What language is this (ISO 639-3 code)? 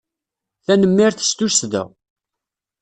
kab